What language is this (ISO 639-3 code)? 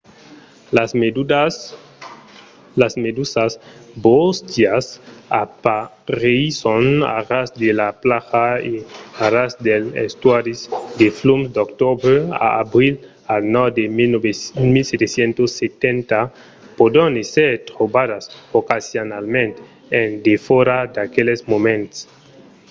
oci